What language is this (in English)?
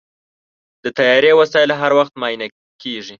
Pashto